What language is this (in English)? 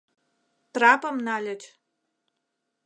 Mari